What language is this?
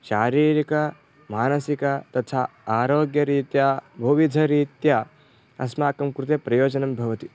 Sanskrit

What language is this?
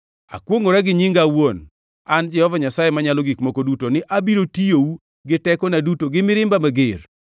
Luo (Kenya and Tanzania)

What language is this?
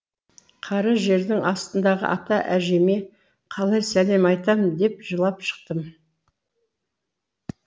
Kazakh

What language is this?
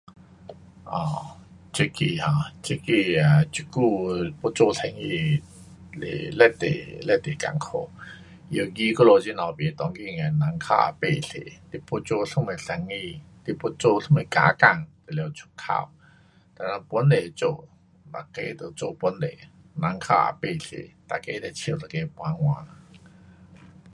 Pu-Xian Chinese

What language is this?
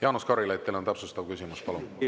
Estonian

